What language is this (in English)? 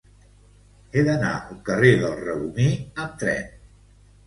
Catalan